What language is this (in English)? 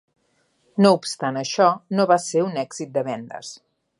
Catalan